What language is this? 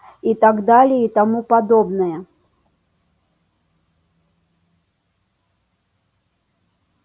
Russian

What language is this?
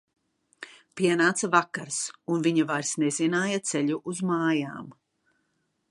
Latvian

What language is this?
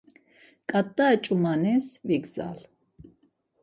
Laz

